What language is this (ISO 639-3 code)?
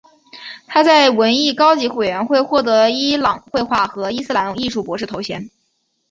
zho